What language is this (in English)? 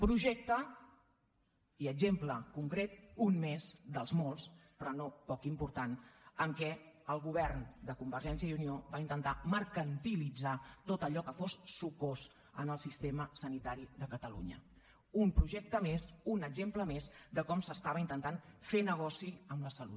Catalan